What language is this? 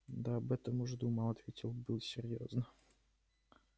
Russian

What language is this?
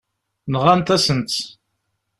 Kabyle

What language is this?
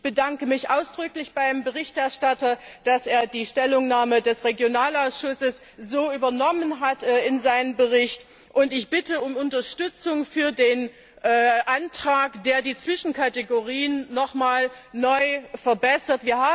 German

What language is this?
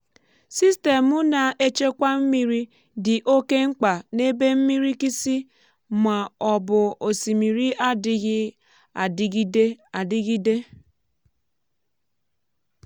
Igbo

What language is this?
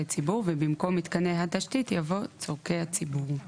Hebrew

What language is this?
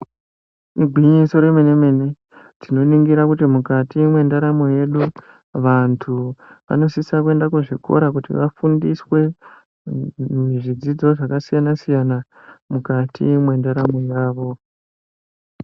Ndau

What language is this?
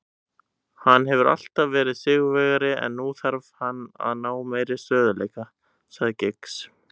Icelandic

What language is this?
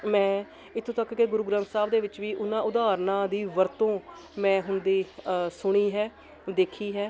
Punjabi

